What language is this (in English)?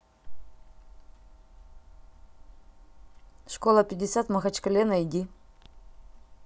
Russian